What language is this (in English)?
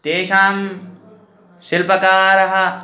Sanskrit